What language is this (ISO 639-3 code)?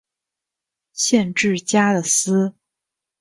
zho